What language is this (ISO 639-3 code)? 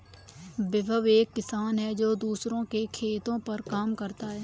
hin